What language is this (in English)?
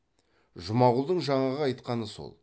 Kazakh